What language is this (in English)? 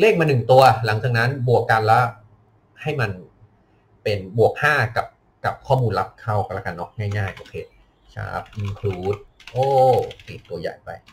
Thai